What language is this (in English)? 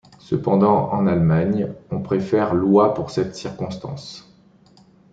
French